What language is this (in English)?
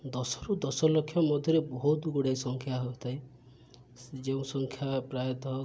Odia